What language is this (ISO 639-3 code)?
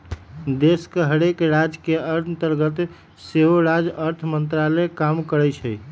mag